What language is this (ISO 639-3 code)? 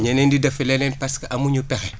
wol